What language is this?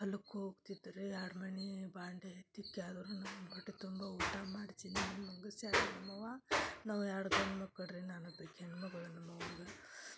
Kannada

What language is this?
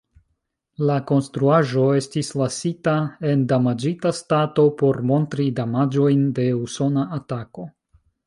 Esperanto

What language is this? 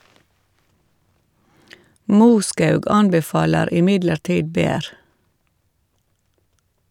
Norwegian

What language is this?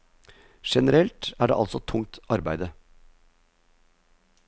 Norwegian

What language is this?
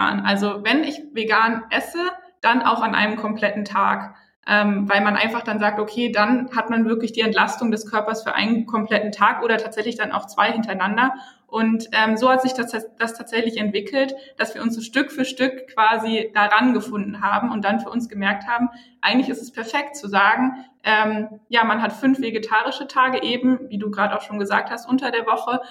German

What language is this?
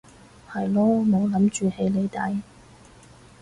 Cantonese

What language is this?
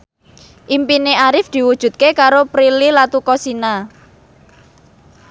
Javanese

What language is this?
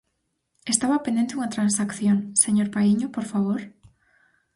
Galician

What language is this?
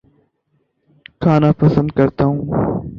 Urdu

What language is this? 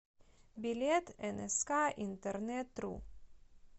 Russian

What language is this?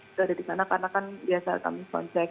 Indonesian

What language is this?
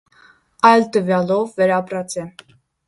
Armenian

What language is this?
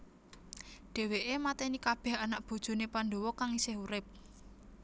Javanese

